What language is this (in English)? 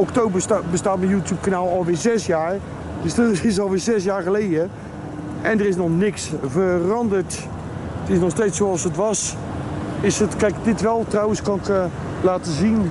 Dutch